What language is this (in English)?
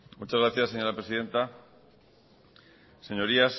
Spanish